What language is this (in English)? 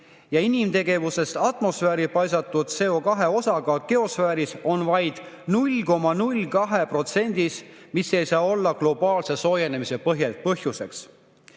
Estonian